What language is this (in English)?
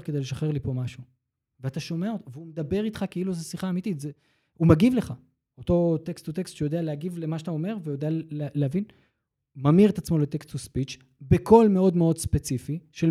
Hebrew